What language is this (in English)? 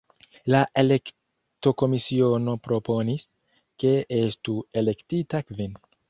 Esperanto